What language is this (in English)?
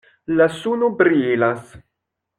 Esperanto